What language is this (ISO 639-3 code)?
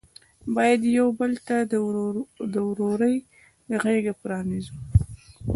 pus